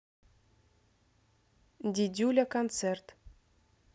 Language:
Russian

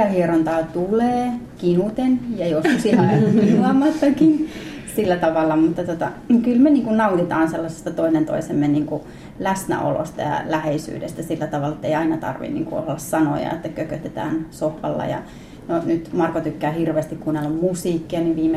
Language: Finnish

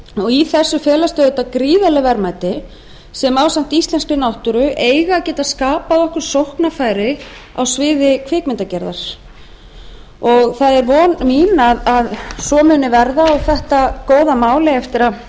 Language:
Icelandic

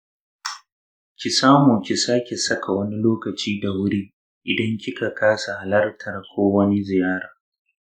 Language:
Hausa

